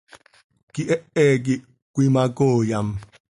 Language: Seri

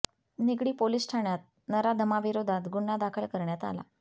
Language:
Marathi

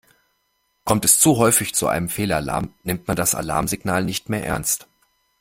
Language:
German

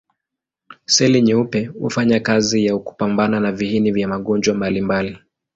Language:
Swahili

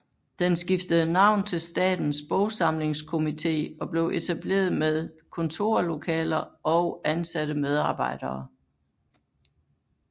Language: Danish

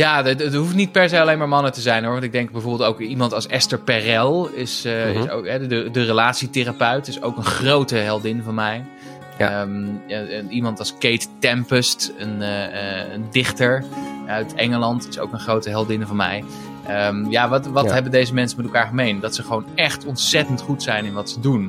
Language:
Dutch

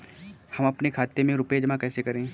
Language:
Hindi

